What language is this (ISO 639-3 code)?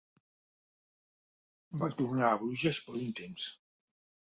cat